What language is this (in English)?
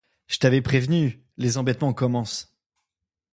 French